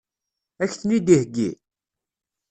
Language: Kabyle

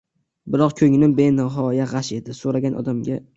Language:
Uzbek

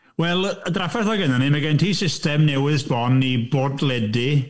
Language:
Welsh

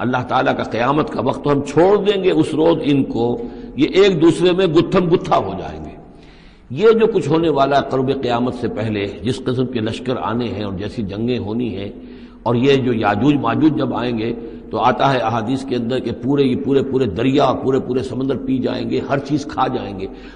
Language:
Urdu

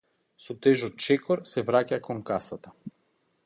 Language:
Macedonian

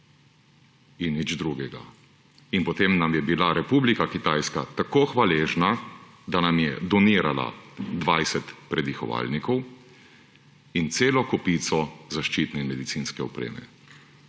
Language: Slovenian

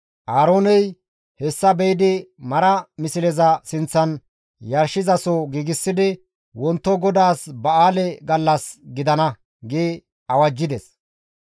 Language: Gamo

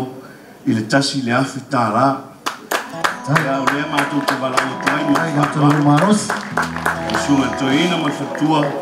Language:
Romanian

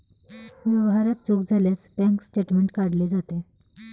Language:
Marathi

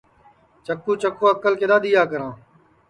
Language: Sansi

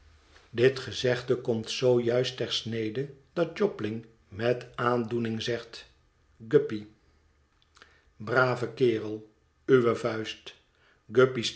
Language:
Dutch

